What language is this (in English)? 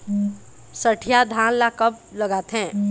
Chhattisgarhi